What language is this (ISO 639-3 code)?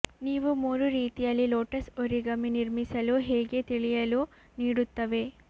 kan